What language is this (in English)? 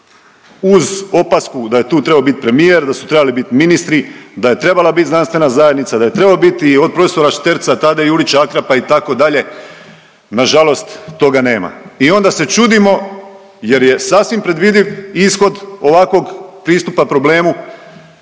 Croatian